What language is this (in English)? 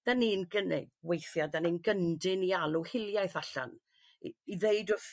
Welsh